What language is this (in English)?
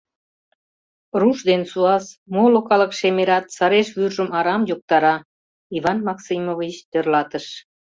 Mari